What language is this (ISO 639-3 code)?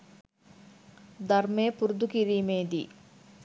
sin